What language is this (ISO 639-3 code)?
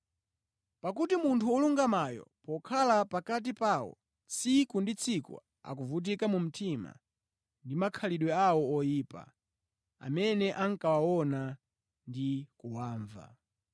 nya